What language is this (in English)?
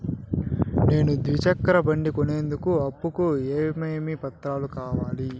Telugu